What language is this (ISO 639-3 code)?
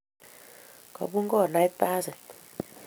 kln